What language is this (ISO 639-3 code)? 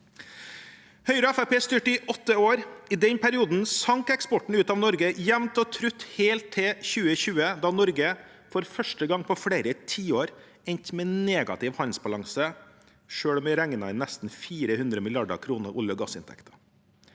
nor